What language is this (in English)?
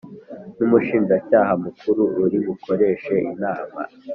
Kinyarwanda